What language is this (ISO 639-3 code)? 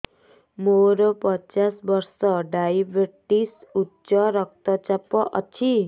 ori